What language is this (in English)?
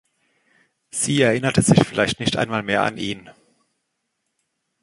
German